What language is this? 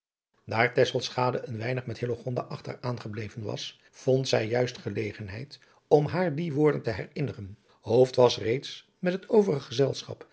Dutch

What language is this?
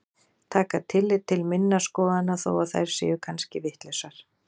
Icelandic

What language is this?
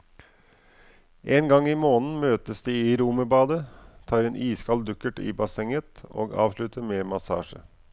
Norwegian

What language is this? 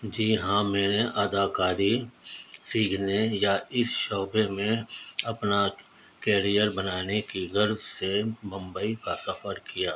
Urdu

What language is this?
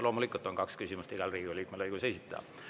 Estonian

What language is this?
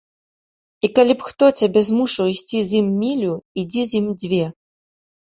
Belarusian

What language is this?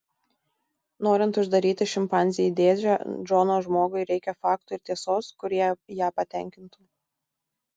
Lithuanian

